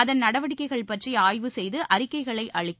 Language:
Tamil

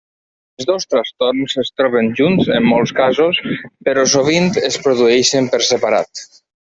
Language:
Catalan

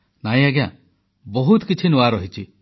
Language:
Odia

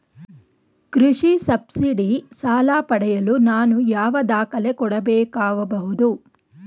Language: Kannada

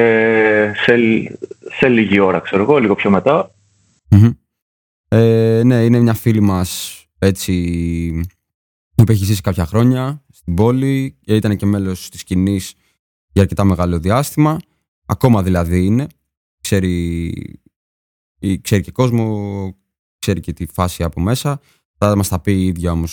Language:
Greek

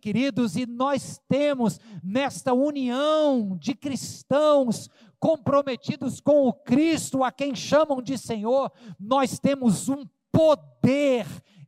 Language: Portuguese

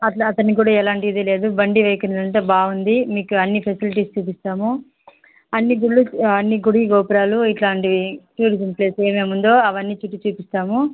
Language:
Telugu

